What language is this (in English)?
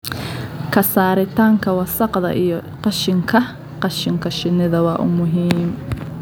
Somali